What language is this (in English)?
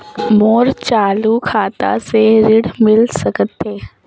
Chhattisgarhi